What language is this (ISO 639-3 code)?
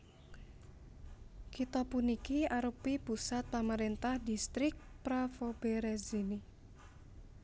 jav